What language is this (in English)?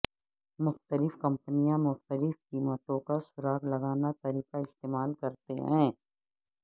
Urdu